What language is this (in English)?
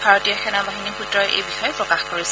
Assamese